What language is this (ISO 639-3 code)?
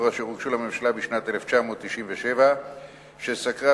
heb